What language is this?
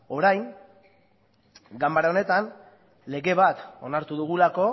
Basque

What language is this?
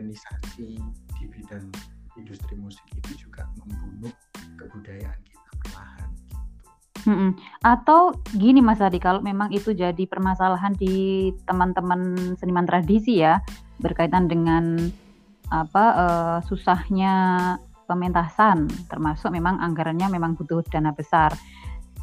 Indonesian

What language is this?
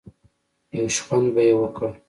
Pashto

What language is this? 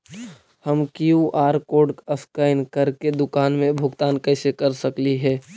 Magahi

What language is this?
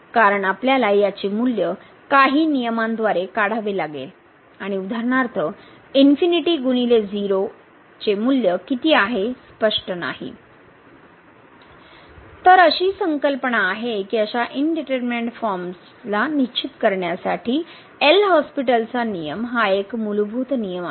Marathi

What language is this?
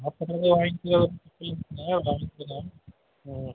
Tamil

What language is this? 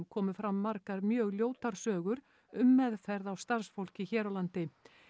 Icelandic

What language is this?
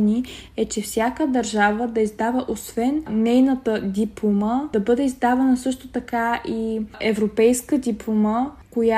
Bulgarian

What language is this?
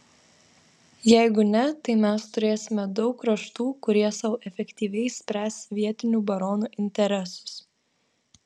Lithuanian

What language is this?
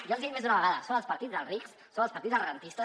Catalan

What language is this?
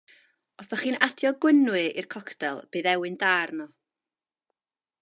Welsh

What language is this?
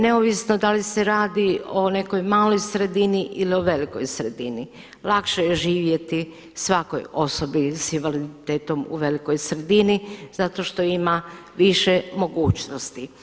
Croatian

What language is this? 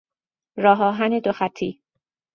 Persian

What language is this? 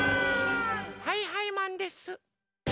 Japanese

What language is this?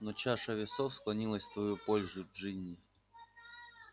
Russian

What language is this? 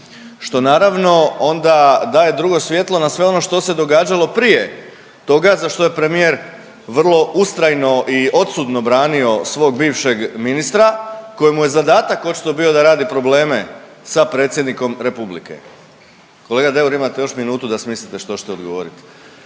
Croatian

